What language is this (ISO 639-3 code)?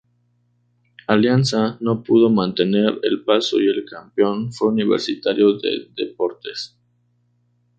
spa